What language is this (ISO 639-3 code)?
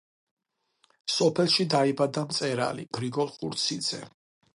kat